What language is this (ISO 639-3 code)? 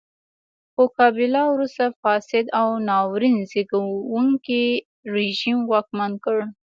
pus